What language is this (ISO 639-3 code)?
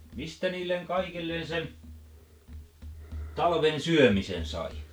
fin